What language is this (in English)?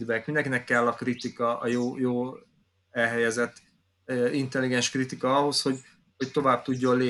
Hungarian